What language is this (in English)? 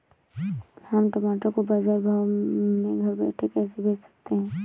Hindi